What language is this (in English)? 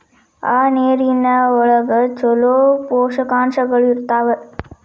Kannada